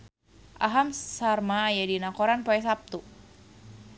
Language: Sundanese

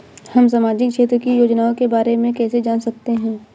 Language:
Hindi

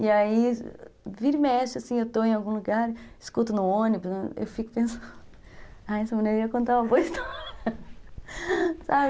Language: Portuguese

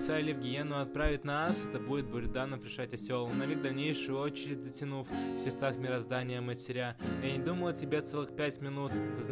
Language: Russian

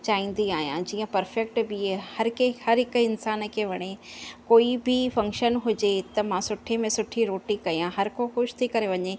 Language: Sindhi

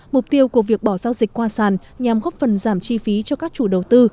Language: Vietnamese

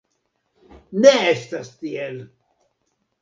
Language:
Esperanto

